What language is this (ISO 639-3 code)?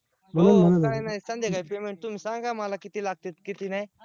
mar